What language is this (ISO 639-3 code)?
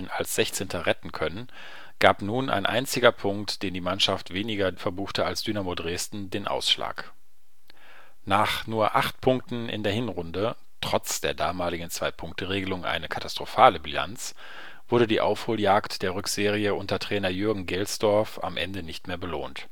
deu